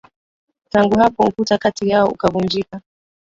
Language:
Swahili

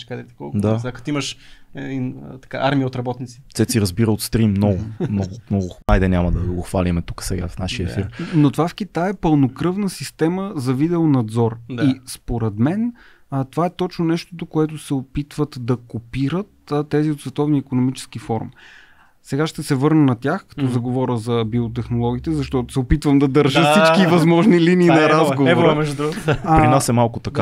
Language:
Bulgarian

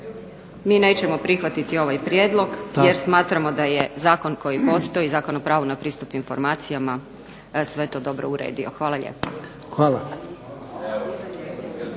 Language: Croatian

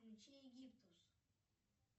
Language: Russian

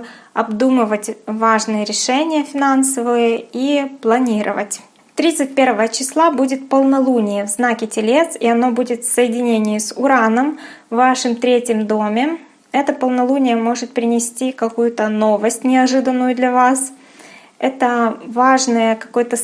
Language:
Russian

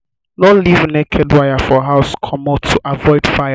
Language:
Nigerian Pidgin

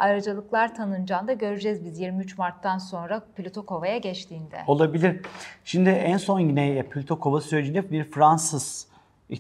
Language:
Turkish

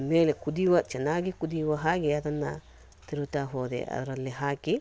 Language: Kannada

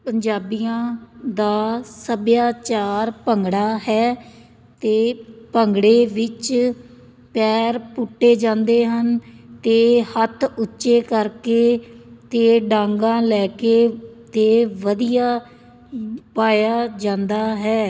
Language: Punjabi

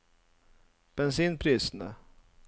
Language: Norwegian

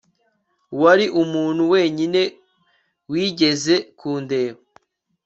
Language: Kinyarwanda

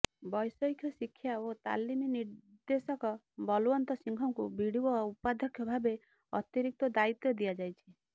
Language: Odia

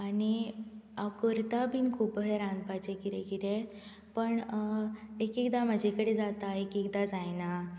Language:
Konkani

